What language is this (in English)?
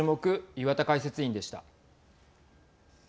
Japanese